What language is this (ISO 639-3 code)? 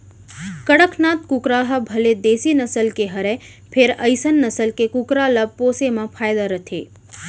hne